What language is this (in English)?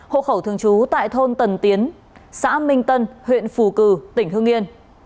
Vietnamese